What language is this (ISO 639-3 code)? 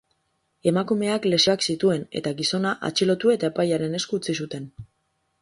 eus